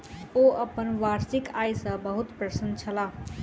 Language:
Maithili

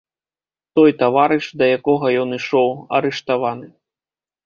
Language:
Belarusian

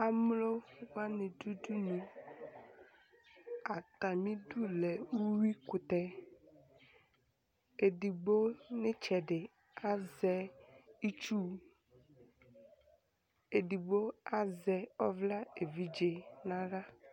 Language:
Ikposo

